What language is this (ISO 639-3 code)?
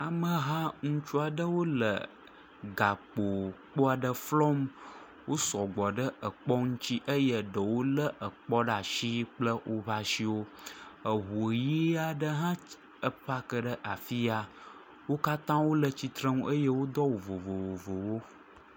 ewe